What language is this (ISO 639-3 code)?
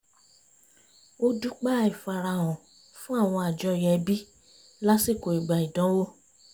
yor